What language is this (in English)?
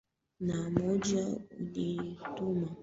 Swahili